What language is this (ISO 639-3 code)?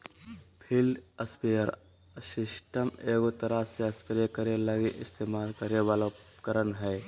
mag